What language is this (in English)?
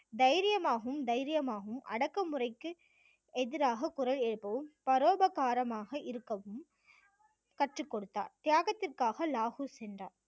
Tamil